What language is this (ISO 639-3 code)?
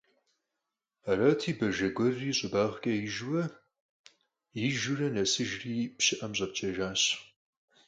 kbd